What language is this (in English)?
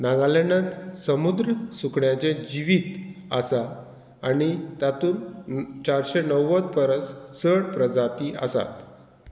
Konkani